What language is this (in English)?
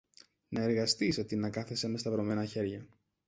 Greek